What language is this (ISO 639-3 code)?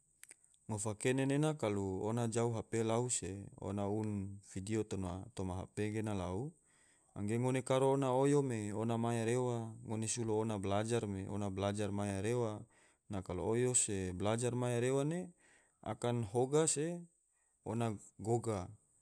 tvo